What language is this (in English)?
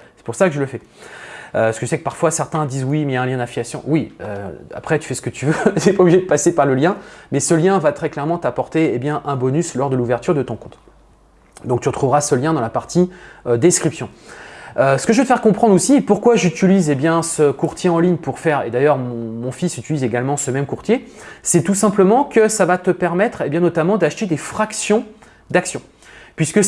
French